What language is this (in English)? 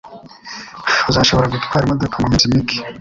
Kinyarwanda